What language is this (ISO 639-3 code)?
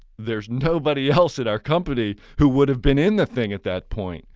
eng